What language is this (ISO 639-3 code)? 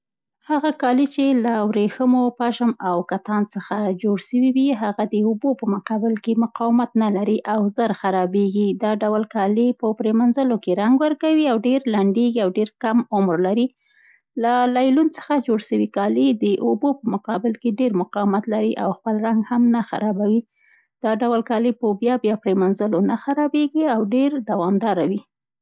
pst